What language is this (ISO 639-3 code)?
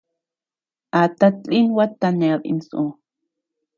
cux